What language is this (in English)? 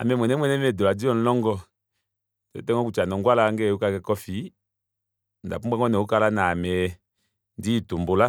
Kuanyama